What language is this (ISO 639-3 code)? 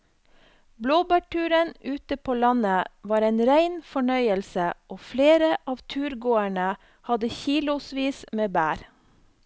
nor